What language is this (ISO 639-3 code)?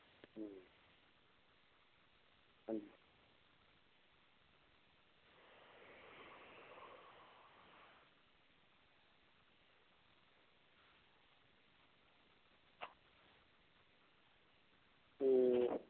pan